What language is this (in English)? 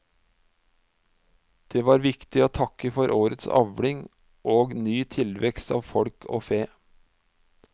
Norwegian